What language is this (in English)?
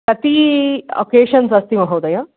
Sanskrit